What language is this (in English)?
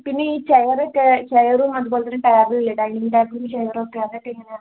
Malayalam